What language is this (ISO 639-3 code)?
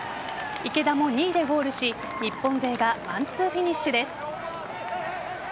jpn